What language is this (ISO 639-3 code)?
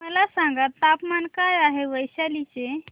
mar